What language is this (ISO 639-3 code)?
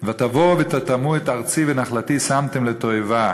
heb